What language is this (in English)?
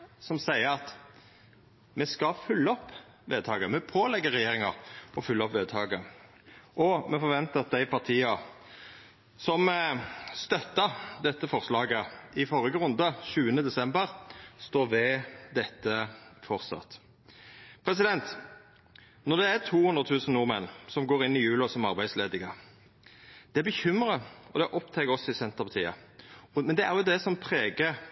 Norwegian Nynorsk